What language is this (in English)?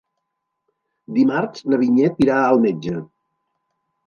Catalan